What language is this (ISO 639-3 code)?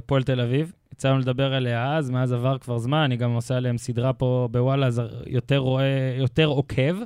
heb